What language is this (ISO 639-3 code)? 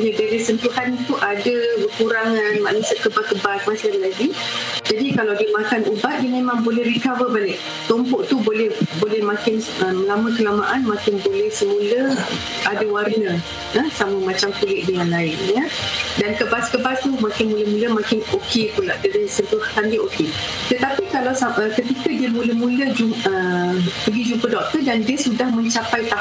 msa